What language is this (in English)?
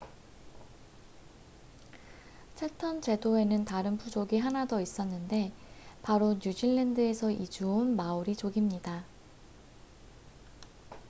Korean